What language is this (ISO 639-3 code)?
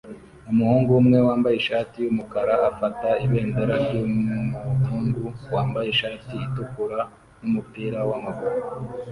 kin